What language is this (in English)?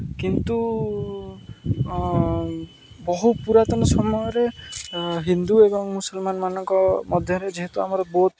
Odia